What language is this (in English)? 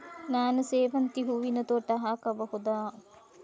Kannada